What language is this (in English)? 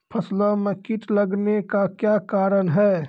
Maithili